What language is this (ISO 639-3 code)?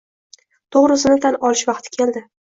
uzb